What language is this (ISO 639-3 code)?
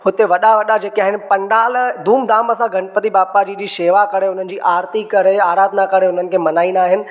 snd